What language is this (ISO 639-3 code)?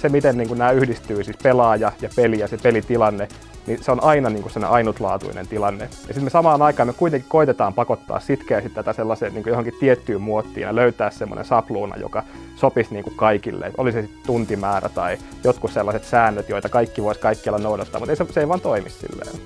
fin